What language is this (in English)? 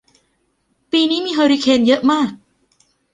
Thai